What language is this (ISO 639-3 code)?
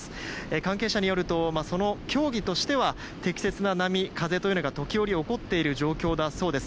jpn